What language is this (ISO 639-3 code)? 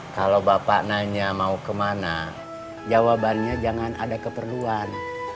ind